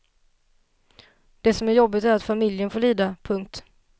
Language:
Swedish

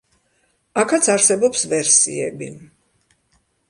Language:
Georgian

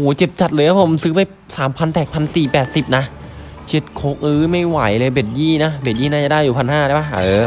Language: Thai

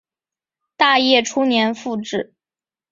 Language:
Chinese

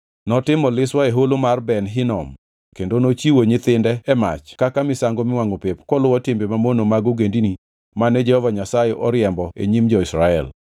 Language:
Luo (Kenya and Tanzania)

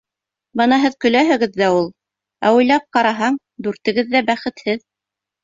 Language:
Bashkir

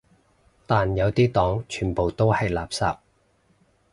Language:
Cantonese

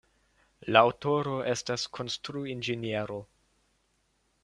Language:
Esperanto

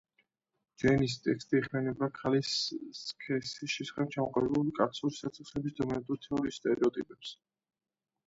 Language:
Georgian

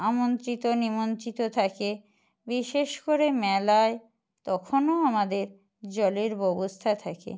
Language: Bangla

